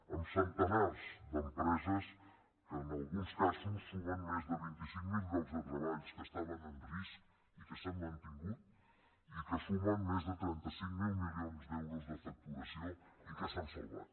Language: Catalan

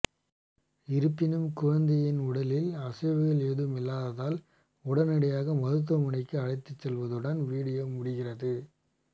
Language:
Tamil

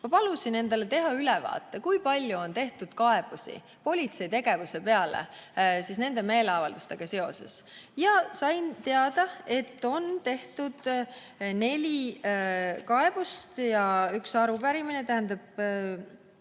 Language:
Estonian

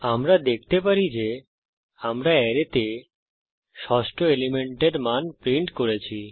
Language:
Bangla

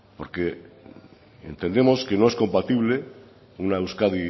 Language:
Spanish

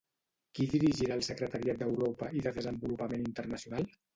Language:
Catalan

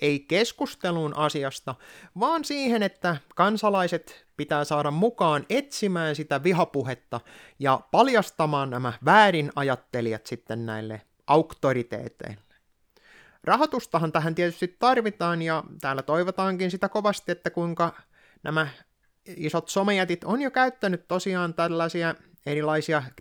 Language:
Finnish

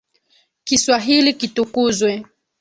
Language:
Swahili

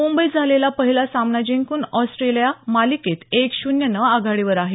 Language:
Marathi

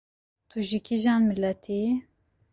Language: Kurdish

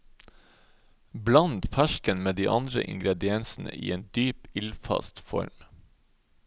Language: Norwegian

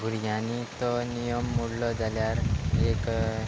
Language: Konkani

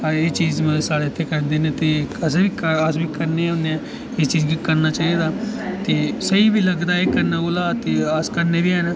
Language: Dogri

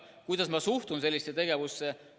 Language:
Estonian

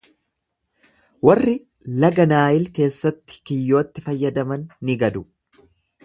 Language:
Oromo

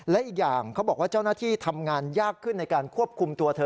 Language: Thai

